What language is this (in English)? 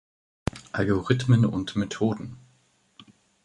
German